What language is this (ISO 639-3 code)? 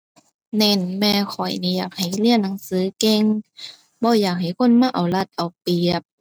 tha